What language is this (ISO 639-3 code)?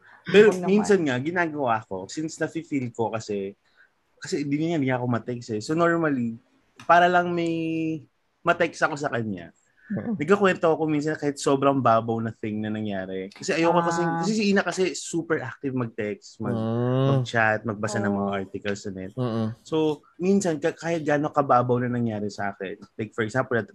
fil